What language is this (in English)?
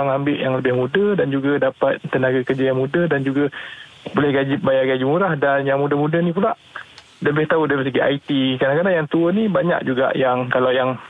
Malay